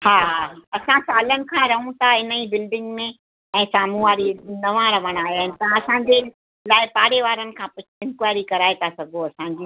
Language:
Sindhi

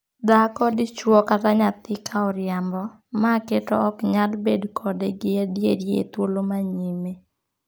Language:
Luo (Kenya and Tanzania)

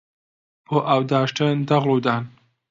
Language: Central Kurdish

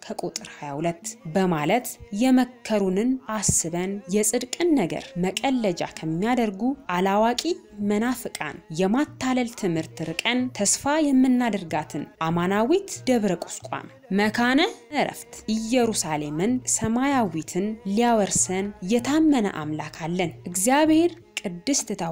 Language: Arabic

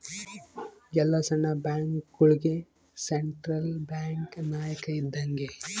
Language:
Kannada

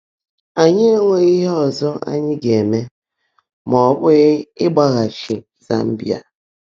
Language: Igbo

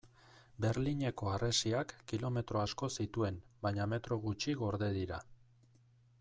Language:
Basque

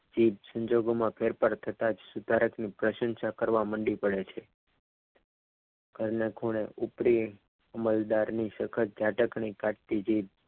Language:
Gujarati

